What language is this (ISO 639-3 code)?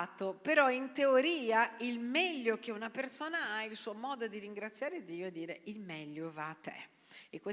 ita